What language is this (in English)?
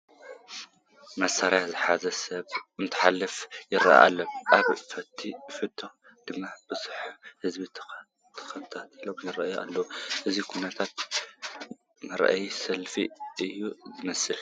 Tigrinya